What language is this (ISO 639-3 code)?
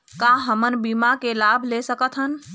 hne